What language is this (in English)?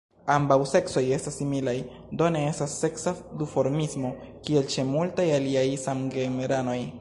Esperanto